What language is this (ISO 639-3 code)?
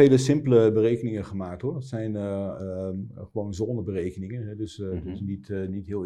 nld